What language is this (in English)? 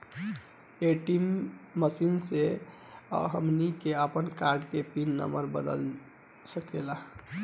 Bhojpuri